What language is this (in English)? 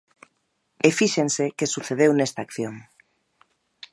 Galician